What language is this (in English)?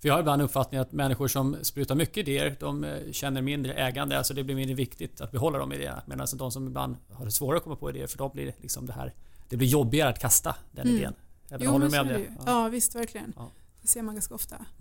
Swedish